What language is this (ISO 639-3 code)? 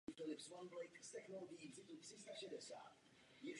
ces